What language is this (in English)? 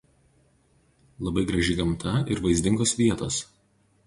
Lithuanian